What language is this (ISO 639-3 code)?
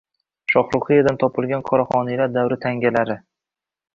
uzb